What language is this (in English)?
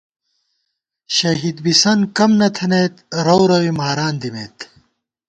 Gawar-Bati